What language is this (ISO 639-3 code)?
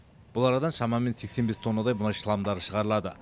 kaz